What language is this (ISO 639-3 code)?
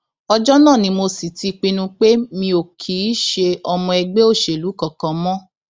yor